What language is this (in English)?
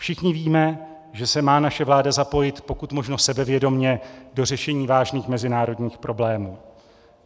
Czech